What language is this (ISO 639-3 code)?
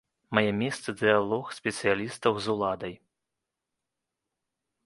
bel